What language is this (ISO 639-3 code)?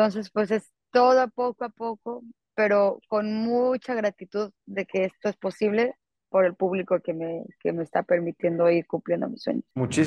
spa